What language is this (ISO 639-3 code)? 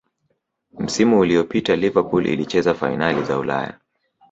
swa